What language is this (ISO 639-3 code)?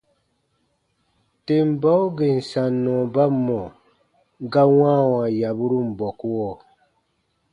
bba